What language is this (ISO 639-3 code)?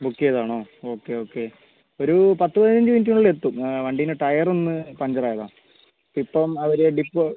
mal